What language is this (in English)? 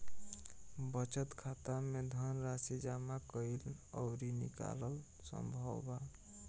Bhojpuri